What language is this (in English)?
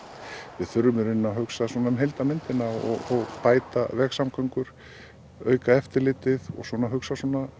Icelandic